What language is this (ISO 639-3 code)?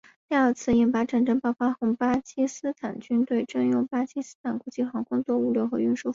zho